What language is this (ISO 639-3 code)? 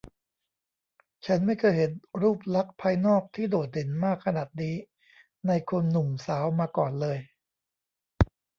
tha